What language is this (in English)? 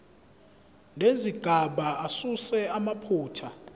Zulu